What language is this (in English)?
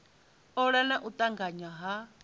Venda